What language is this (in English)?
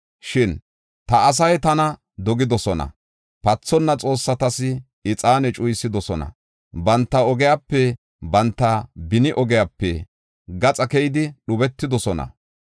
Gofa